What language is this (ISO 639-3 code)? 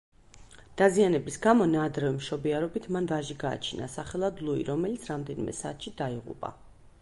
kat